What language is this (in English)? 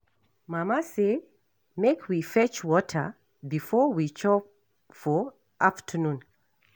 Nigerian Pidgin